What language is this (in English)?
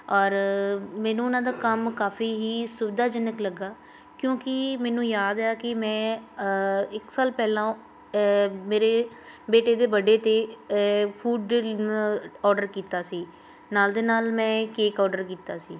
Punjabi